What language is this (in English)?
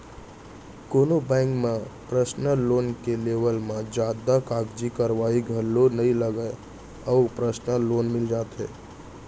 Chhattisgarhi